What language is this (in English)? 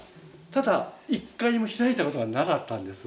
Japanese